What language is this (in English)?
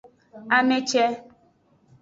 Aja (Benin)